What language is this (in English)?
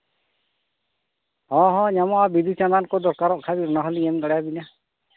Santali